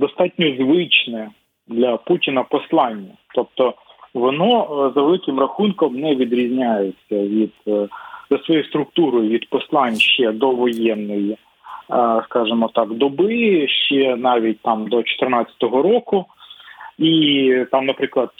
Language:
Ukrainian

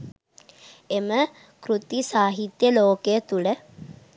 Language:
Sinhala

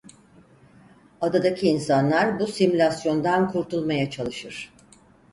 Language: Turkish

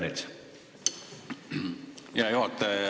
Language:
Estonian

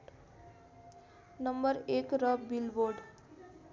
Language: Nepali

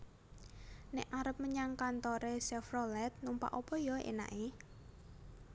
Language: Javanese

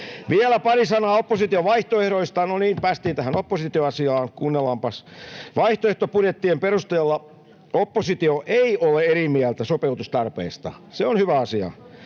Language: Finnish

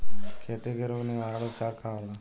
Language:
Bhojpuri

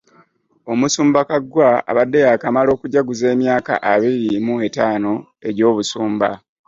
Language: Ganda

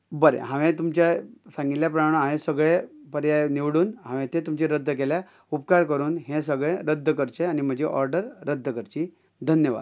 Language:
Konkani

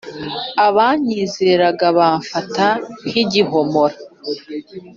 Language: Kinyarwanda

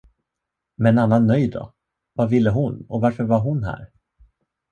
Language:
Swedish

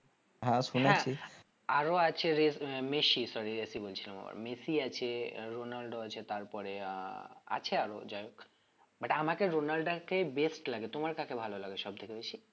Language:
Bangla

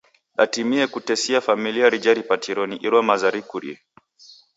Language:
Taita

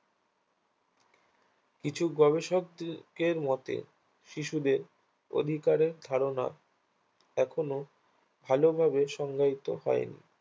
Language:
Bangla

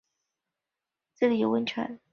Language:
Chinese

